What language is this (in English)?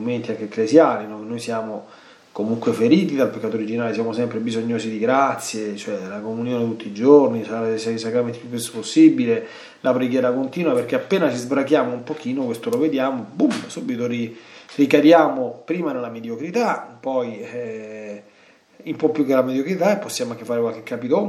Italian